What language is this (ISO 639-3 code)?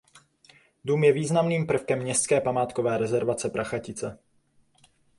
ces